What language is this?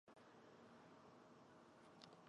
Chinese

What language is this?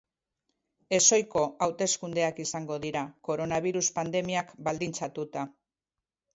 Basque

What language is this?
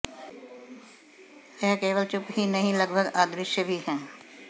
Hindi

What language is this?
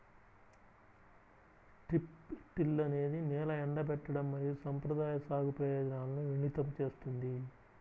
Telugu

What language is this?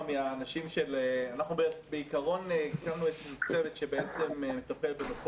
Hebrew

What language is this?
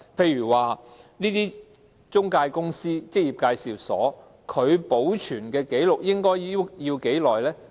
Cantonese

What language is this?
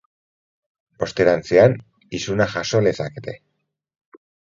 Basque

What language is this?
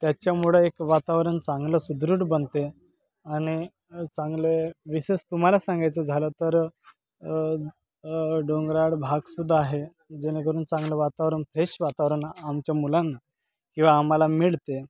Marathi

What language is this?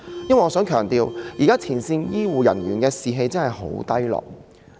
Cantonese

